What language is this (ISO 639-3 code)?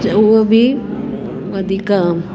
snd